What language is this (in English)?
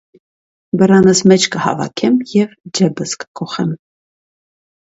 Armenian